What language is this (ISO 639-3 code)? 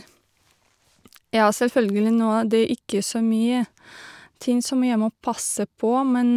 nor